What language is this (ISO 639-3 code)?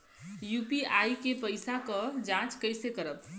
bho